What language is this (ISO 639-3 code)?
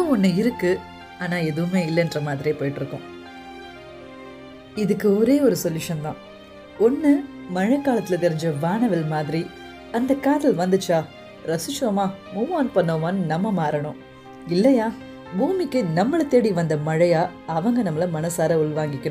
tam